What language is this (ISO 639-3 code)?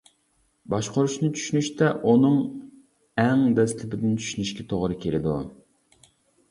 uig